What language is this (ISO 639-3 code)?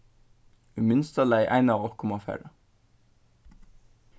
fao